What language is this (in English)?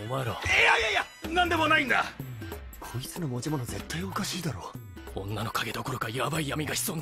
Japanese